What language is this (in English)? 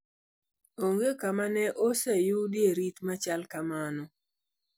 Luo (Kenya and Tanzania)